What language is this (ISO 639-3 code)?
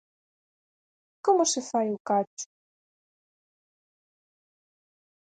glg